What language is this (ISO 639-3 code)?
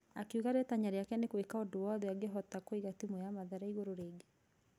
kik